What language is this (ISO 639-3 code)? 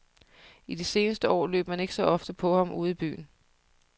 dan